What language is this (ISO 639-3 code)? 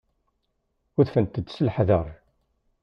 kab